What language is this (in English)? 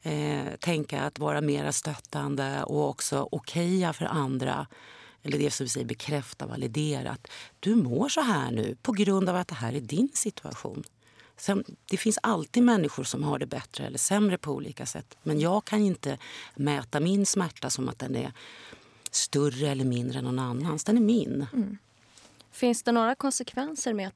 Swedish